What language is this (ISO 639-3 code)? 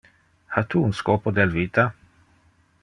ina